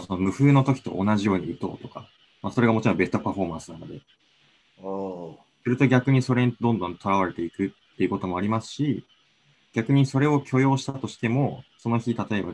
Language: Japanese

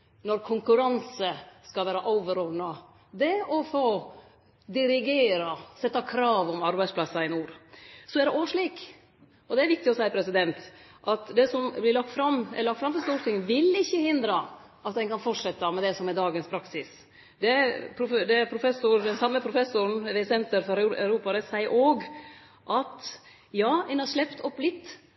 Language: Norwegian Nynorsk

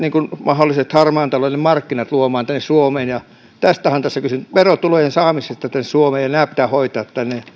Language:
Finnish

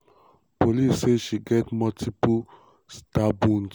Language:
Nigerian Pidgin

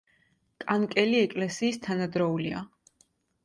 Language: Georgian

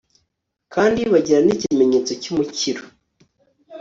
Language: Kinyarwanda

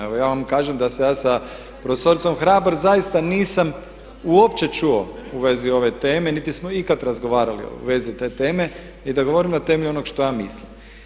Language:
Croatian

